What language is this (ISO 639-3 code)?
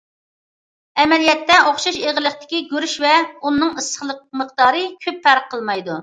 uig